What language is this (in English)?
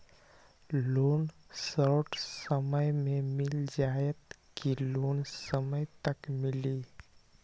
Magahi